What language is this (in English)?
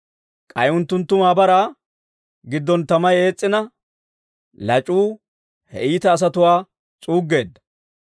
Dawro